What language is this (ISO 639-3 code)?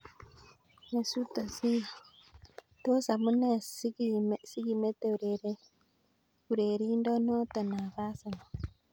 kln